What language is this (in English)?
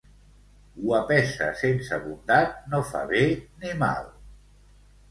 Catalan